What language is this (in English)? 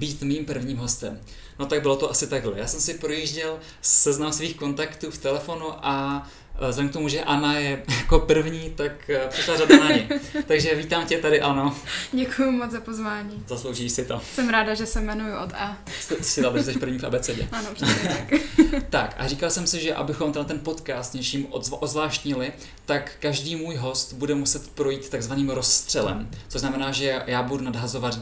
Czech